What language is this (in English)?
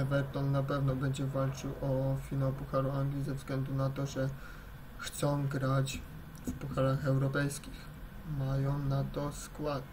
Polish